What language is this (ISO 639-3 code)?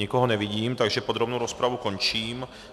ces